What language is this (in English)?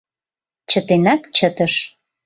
Mari